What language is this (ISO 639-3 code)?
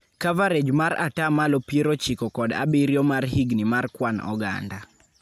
luo